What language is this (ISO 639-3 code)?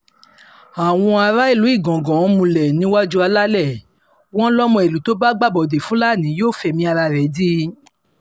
yor